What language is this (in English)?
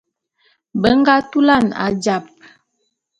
Bulu